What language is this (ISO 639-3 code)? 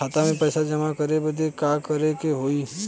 bho